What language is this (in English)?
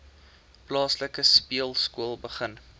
Afrikaans